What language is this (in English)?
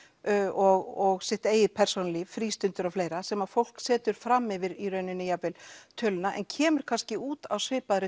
Icelandic